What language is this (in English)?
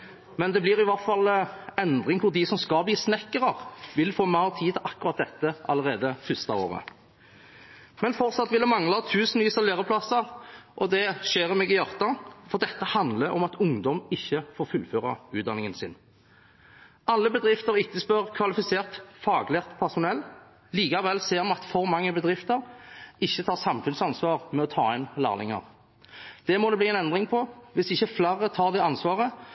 Norwegian Bokmål